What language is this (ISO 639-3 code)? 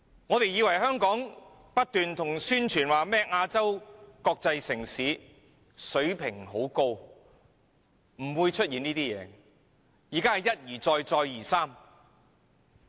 yue